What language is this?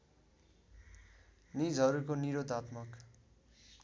Nepali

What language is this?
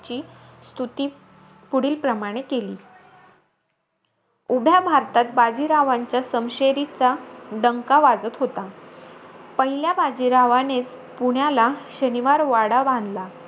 Marathi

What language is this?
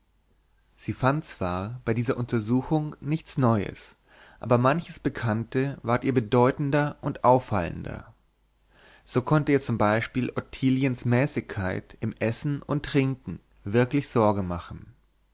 German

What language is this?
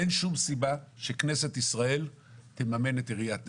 Hebrew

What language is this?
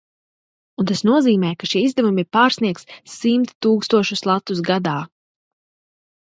Latvian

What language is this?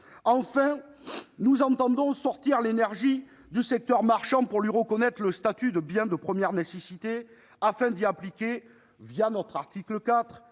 French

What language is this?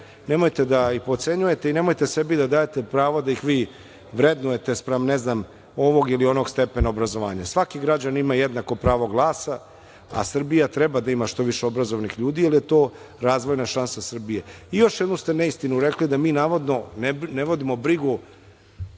Serbian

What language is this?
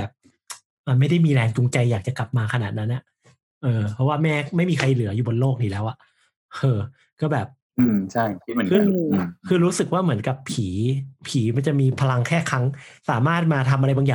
Thai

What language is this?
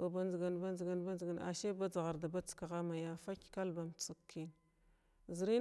Glavda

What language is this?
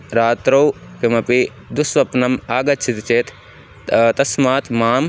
Sanskrit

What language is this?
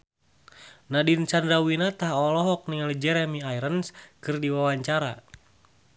Sundanese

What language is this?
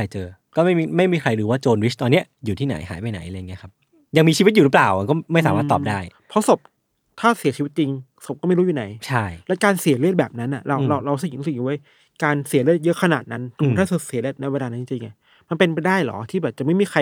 Thai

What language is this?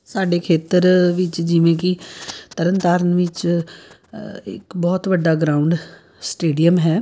Punjabi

